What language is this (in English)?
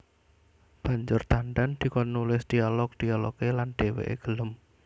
Javanese